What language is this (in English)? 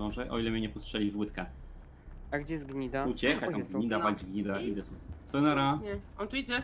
Polish